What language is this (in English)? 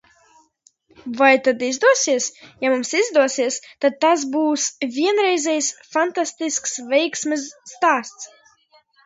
Latvian